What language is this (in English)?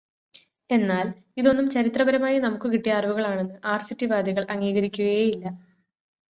Malayalam